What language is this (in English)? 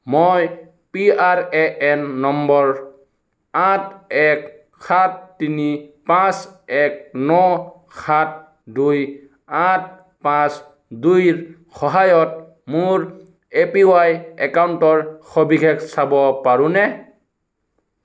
Assamese